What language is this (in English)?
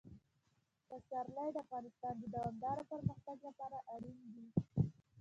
Pashto